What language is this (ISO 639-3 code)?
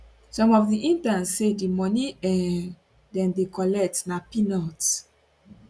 pcm